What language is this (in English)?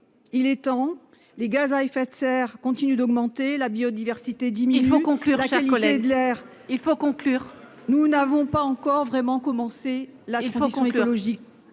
French